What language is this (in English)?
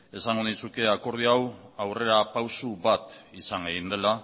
Basque